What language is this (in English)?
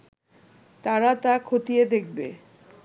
Bangla